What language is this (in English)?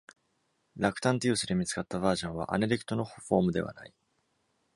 Japanese